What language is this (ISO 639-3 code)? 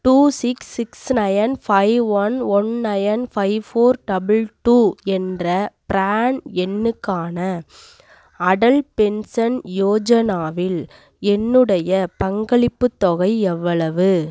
tam